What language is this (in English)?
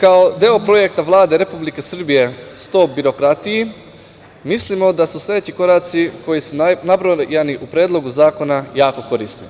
Serbian